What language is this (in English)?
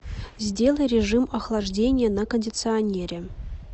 Russian